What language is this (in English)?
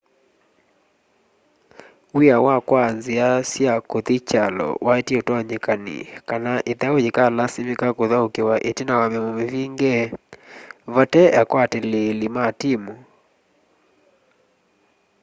Kamba